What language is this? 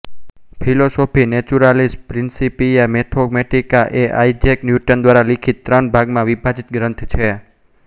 Gujarati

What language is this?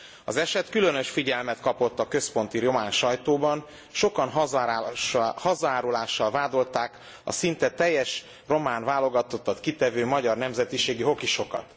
Hungarian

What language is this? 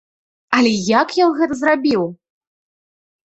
Belarusian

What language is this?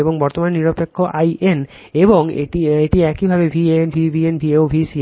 Bangla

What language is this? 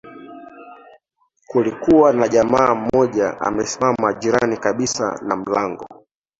Swahili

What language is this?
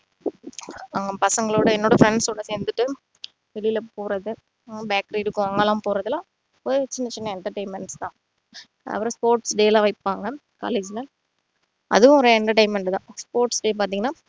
Tamil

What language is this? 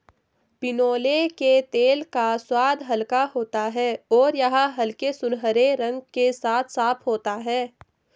Hindi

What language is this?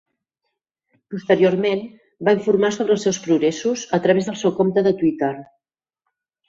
Catalan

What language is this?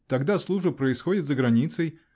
Russian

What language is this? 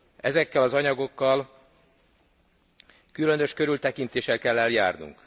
Hungarian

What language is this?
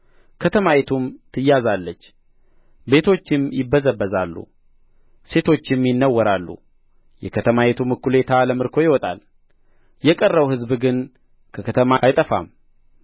Amharic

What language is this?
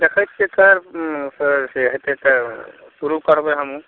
Maithili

